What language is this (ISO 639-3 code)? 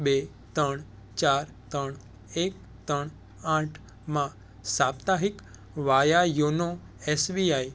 guj